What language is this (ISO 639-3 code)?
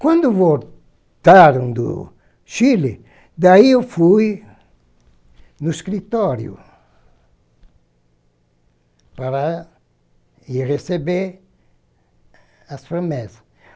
por